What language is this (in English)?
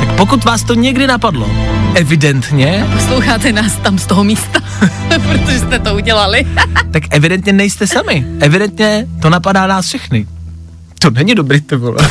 Czech